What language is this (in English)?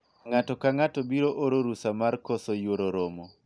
Luo (Kenya and Tanzania)